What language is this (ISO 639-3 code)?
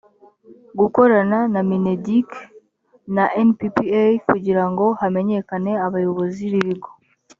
kin